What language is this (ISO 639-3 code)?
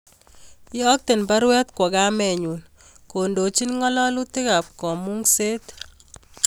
kln